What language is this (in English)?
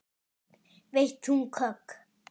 Icelandic